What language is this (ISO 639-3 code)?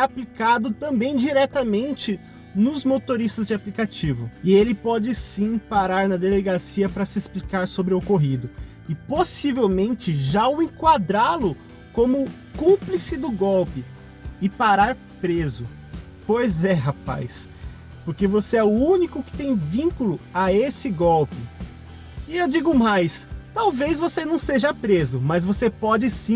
por